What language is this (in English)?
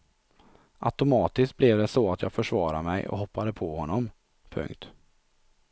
Swedish